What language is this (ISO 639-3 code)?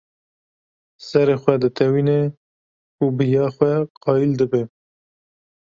kur